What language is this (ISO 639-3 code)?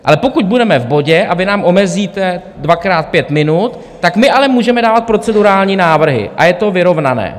ces